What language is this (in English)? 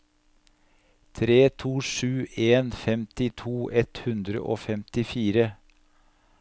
Norwegian